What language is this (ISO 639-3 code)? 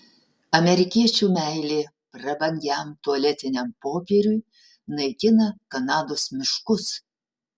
lit